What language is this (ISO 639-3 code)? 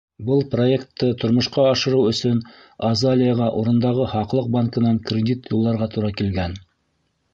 bak